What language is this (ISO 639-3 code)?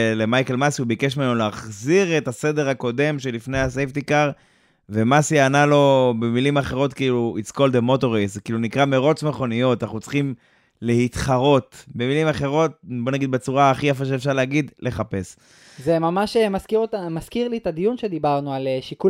heb